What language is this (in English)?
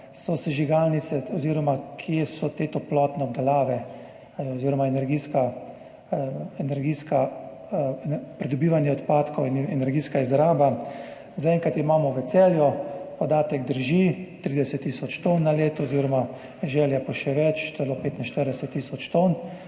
Slovenian